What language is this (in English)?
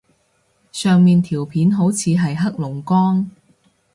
Cantonese